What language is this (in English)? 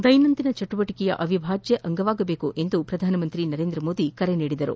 Kannada